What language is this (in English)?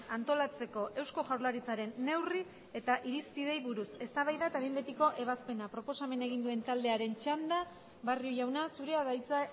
Basque